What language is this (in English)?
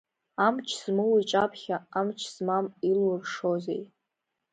Abkhazian